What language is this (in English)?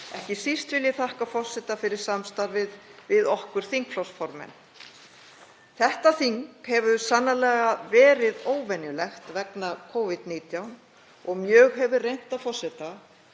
Icelandic